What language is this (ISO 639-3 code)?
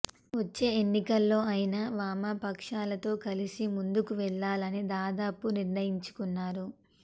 tel